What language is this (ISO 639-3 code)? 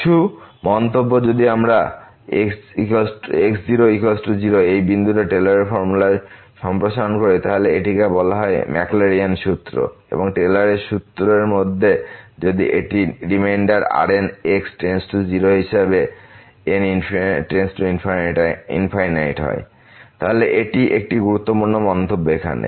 ben